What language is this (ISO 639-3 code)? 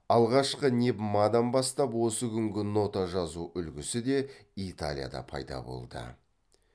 kaz